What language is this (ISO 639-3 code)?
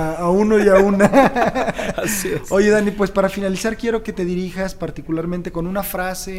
spa